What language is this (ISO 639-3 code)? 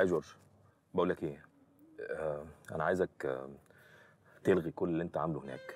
ara